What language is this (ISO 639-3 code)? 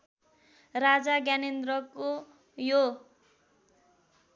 nep